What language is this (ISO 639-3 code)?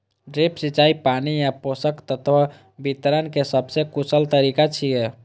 mai